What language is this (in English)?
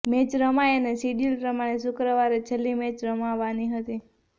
Gujarati